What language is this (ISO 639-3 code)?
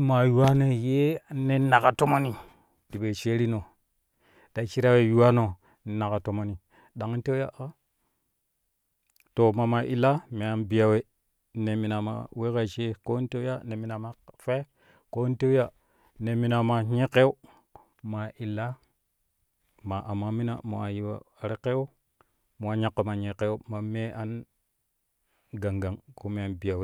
kuh